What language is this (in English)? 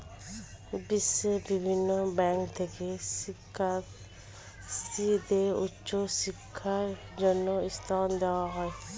Bangla